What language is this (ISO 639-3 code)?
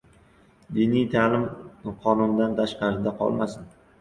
uzb